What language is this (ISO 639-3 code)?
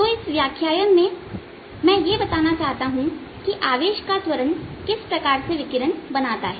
hin